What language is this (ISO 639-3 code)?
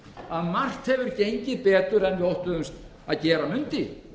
isl